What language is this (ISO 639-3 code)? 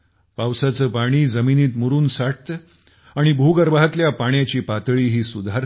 mar